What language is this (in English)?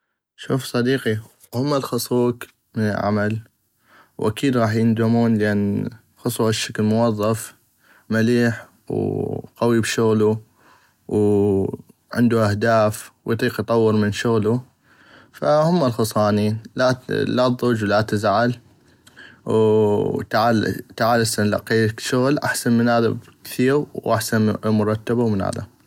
North Mesopotamian Arabic